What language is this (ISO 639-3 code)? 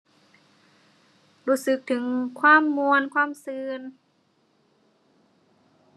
tha